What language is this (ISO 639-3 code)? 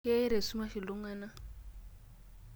mas